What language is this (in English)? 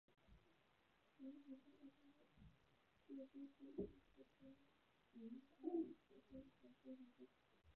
Chinese